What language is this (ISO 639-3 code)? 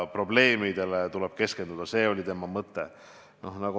est